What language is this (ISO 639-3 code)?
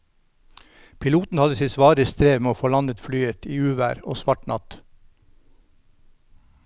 nor